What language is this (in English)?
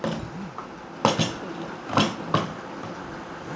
Hindi